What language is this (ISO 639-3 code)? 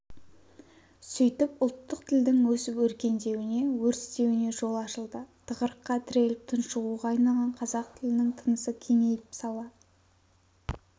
kaz